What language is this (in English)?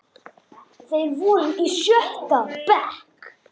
Icelandic